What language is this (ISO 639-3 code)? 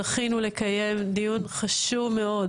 heb